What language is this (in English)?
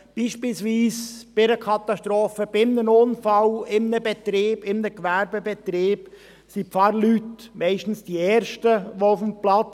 Swiss German